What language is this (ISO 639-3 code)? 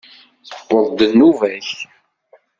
kab